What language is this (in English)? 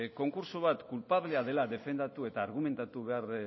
Basque